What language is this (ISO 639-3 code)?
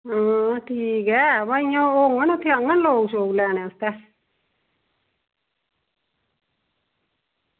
doi